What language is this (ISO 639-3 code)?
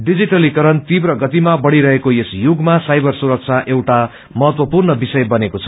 nep